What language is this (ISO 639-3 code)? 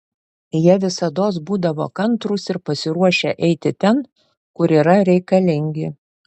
lit